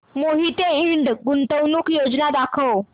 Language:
Marathi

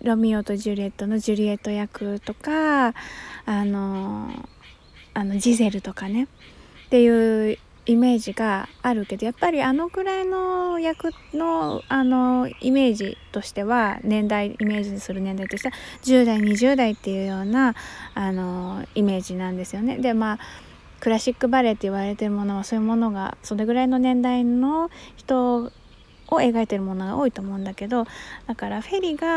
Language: Japanese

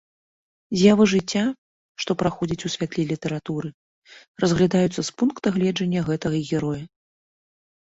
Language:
Belarusian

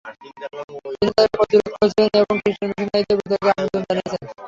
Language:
Bangla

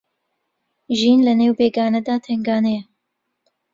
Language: Central Kurdish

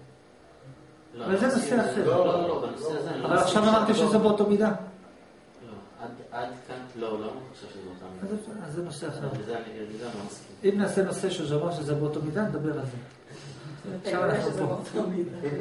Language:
Hebrew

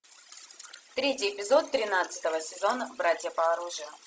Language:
Russian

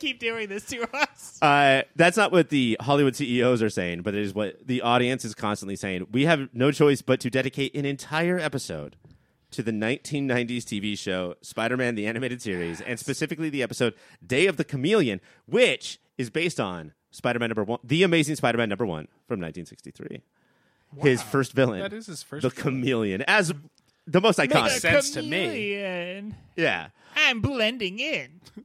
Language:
English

